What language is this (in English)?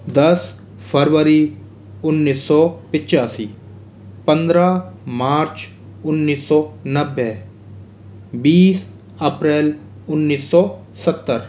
Hindi